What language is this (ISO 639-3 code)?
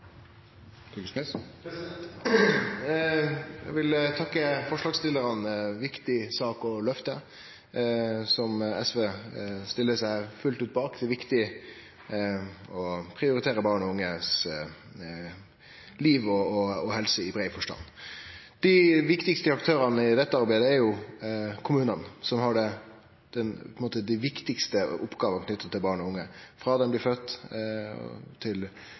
nor